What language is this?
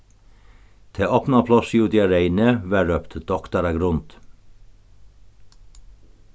Faroese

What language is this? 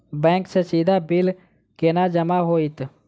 Maithili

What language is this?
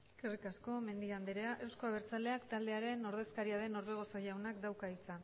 Basque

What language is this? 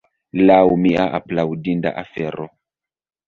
Esperanto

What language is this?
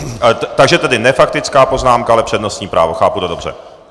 Czech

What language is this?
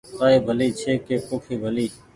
Goaria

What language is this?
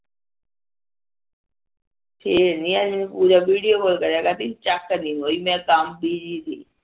Punjabi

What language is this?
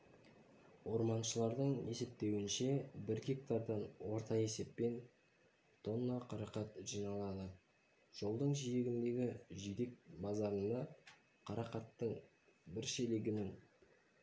Kazakh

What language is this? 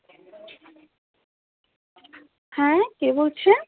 Bangla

